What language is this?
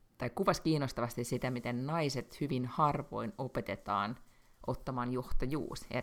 Finnish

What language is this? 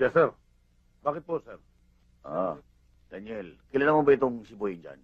Filipino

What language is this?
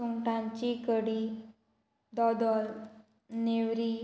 Konkani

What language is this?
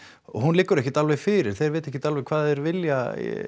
Icelandic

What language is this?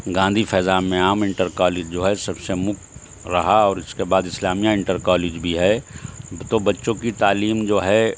Urdu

